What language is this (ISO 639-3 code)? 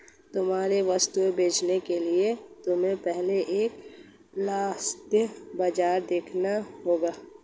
hin